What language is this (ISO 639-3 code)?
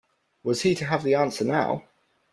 eng